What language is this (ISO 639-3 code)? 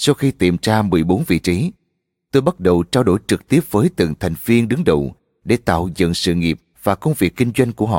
vie